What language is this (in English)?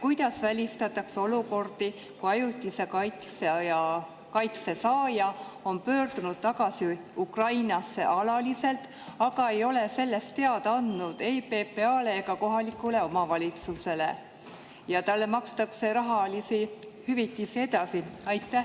Estonian